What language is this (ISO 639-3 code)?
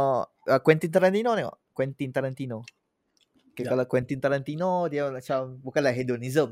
msa